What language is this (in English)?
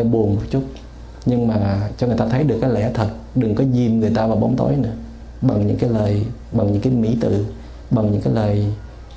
Vietnamese